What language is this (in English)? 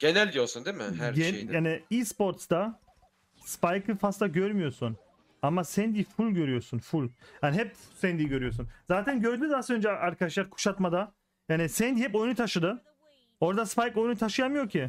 Turkish